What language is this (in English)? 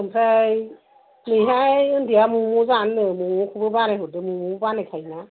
Bodo